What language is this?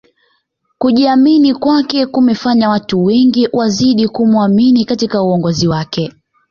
Swahili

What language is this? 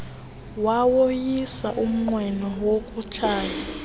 Xhosa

